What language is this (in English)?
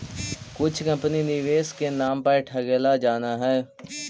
Magahi